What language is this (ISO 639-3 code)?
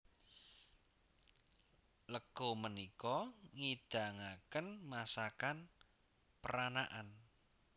jav